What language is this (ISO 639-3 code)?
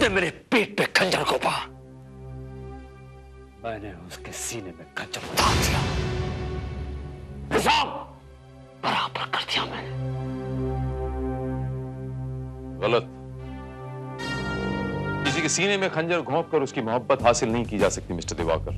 hin